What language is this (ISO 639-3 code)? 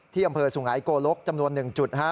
tha